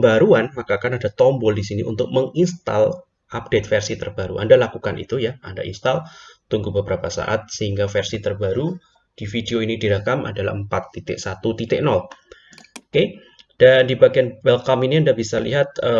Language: Indonesian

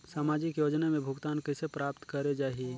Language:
Chhattisgarhi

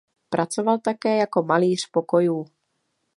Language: Czech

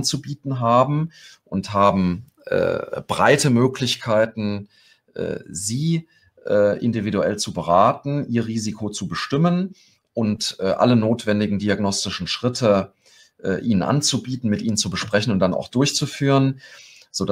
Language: German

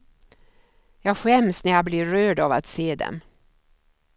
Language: Swedish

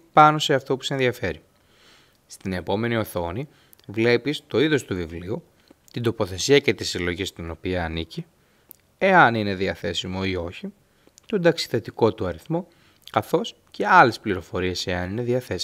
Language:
Greek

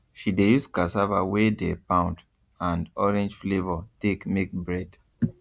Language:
Nigerian Pidgin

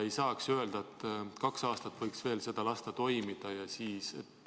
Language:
Estonian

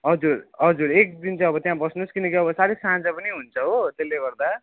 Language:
Nepali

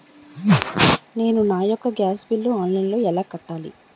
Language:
Telugu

